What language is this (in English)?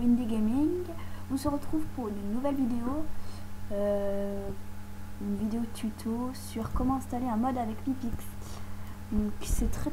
French